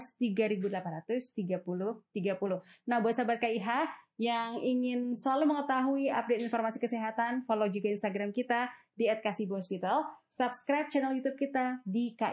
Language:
Indonesian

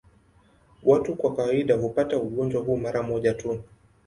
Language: Swahili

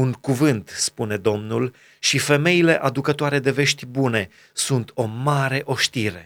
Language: Romanian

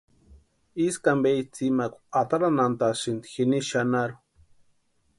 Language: Western Highland Purepecha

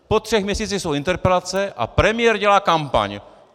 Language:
Czech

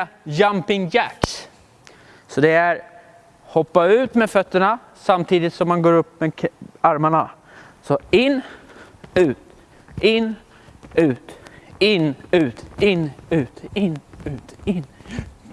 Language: Swedish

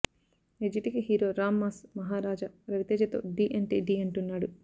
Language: Telugu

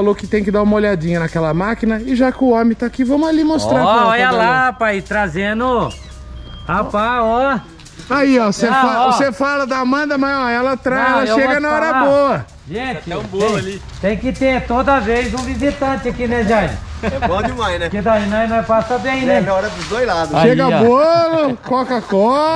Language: Portuguese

